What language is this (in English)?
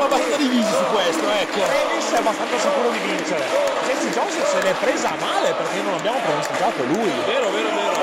Italian